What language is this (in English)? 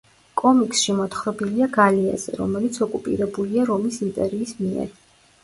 Georgian